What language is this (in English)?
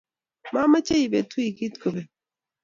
Kalenjin